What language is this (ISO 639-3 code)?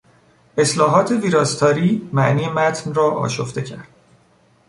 fas